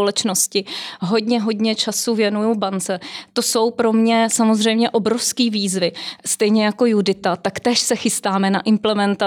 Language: Czech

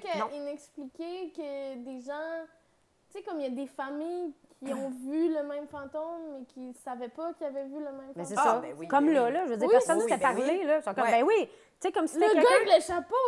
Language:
French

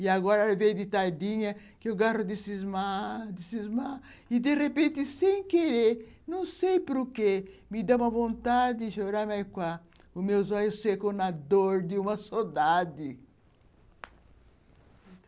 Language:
Portuguese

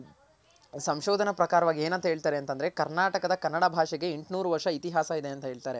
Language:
Kannada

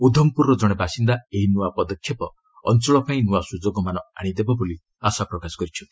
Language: Odia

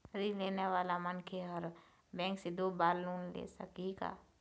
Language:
Chhattisgarhi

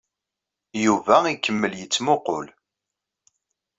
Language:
Kabyle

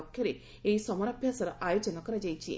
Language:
Odia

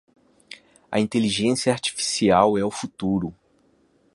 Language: Portuguese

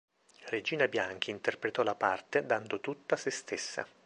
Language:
Italian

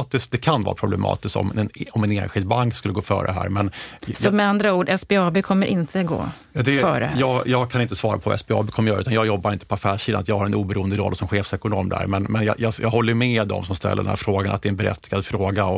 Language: Swedish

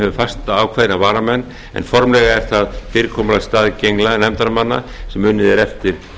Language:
Icelandic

